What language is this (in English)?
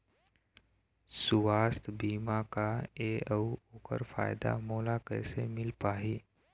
Chhattisgarhi